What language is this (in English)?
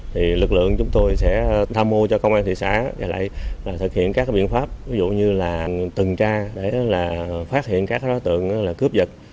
Vietnamese